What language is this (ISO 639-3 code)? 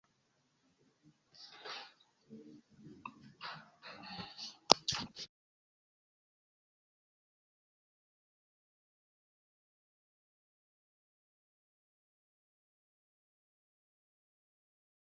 epo